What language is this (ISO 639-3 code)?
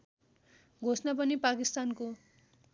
nep